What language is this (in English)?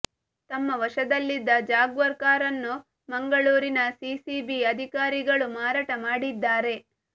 Kannada